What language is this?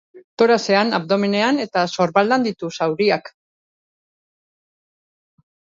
Basque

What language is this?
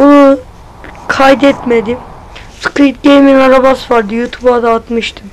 Turkish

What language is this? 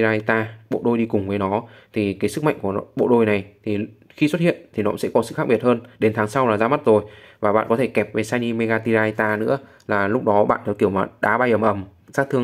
Vietnamese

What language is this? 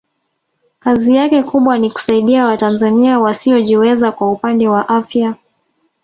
Swahili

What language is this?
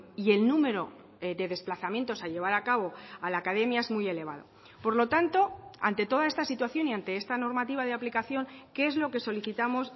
Spanish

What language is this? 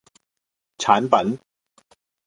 Cantonese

